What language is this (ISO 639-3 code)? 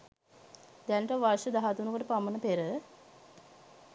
sin